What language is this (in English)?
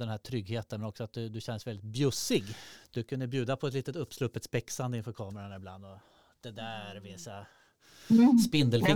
Swedish